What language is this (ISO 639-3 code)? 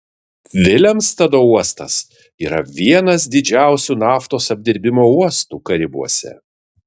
lit